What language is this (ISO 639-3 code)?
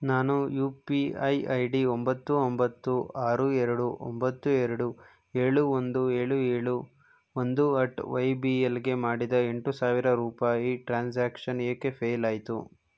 kan